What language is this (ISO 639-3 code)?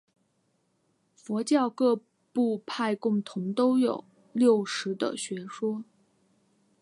zho